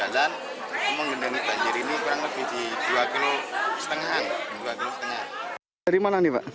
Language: Indonesian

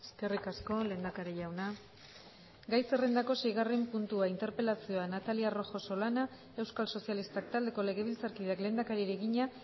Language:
Basque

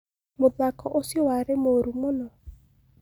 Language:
Kikuyu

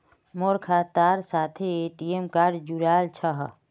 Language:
Magahi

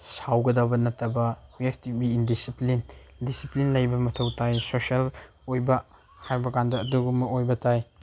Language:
Manipuri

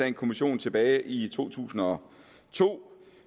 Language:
Danish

